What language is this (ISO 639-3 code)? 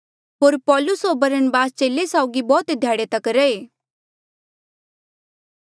mjl